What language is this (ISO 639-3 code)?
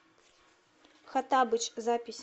rus